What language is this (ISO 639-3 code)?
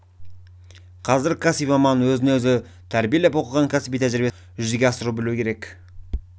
kaz